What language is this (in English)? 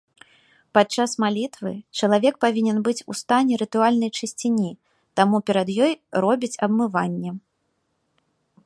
Belarusian